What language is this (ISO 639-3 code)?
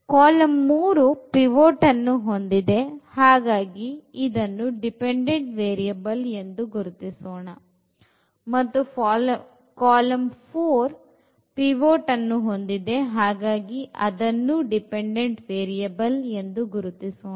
kan